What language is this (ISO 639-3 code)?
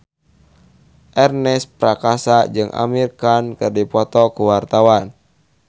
sun